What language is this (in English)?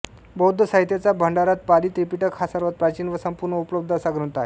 Marathi